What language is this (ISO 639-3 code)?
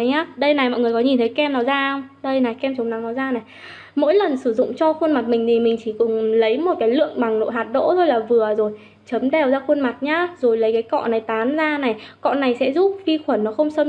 vie